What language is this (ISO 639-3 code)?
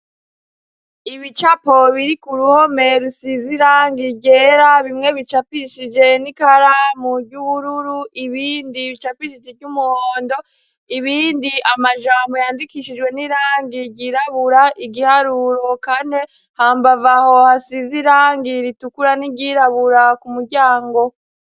run